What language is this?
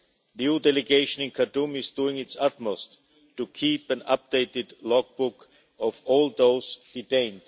English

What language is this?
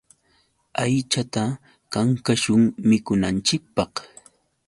Yauyos Quechua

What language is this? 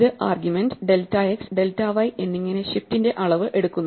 Malayalam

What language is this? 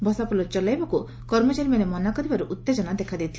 Odia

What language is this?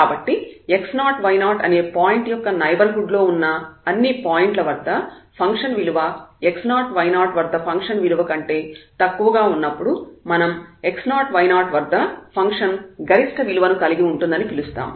Telugu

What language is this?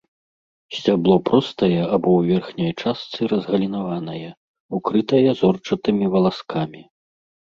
Belarusian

